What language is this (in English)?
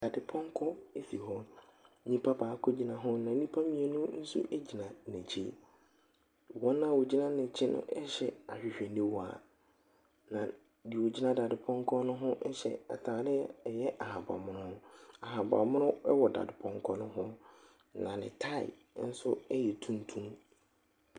Akan